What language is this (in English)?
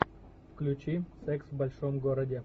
Russian